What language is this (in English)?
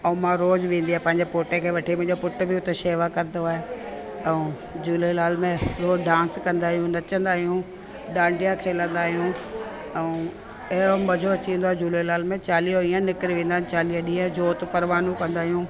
Sindhi